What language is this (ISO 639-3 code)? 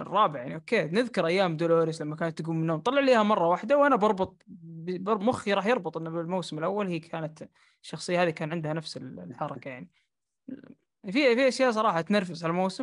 ara